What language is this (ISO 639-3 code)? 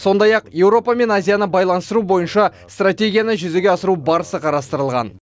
kaz